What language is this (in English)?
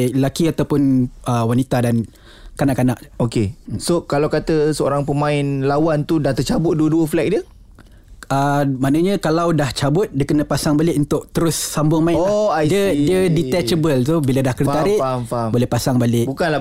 Malay